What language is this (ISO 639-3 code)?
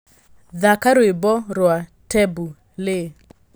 kik